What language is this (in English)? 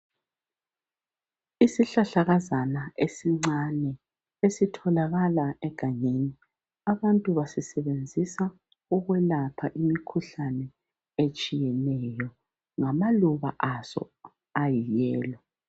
North Ndebele